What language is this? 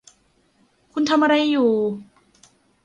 Thai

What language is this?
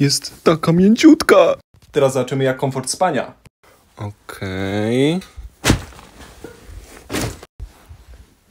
Polish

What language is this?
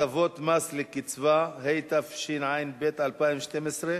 Hebrew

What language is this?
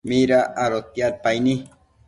Matsés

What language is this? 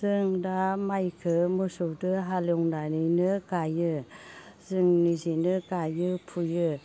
Bodo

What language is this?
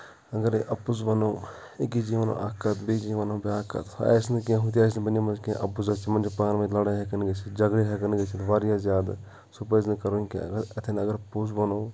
Kashmiri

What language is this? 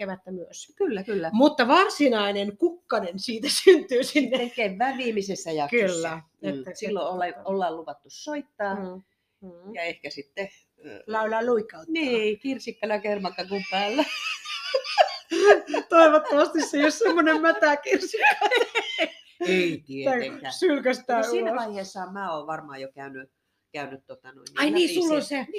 Finnish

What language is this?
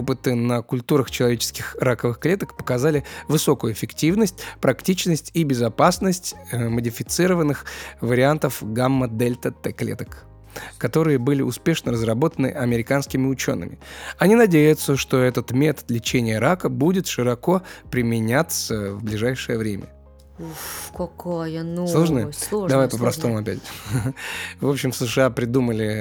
Russian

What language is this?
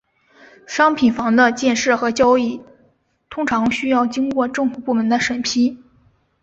Chinese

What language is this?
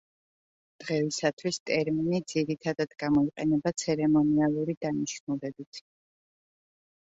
Georgian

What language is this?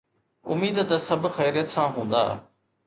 Sindhi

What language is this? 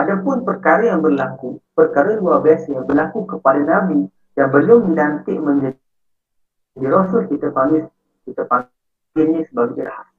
Malay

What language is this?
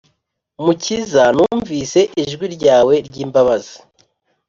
Kinyarwanda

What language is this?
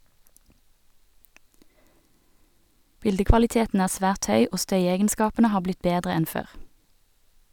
Norwegian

